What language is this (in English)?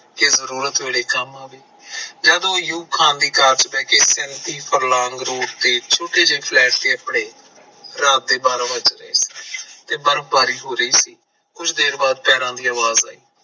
Punjabi